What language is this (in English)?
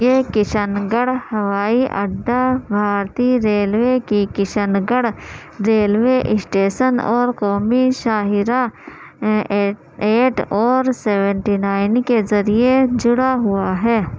Urdu